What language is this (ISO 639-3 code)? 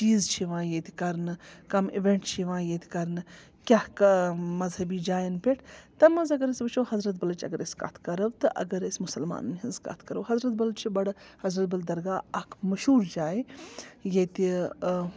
kas